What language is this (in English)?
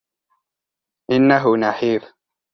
Arabic